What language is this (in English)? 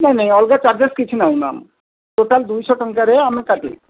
Odia